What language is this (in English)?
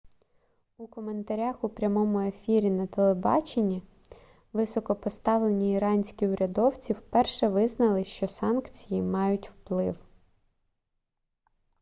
Ukrainian